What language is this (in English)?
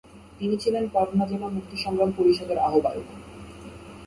Bangla